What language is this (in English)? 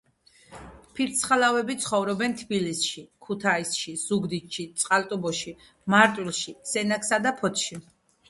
Georgian